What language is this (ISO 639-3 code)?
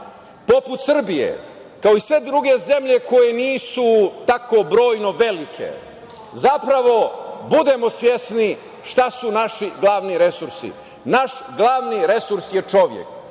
srp